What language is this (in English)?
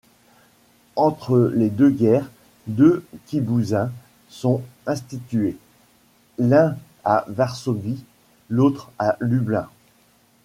French